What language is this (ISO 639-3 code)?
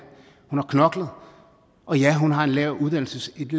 dan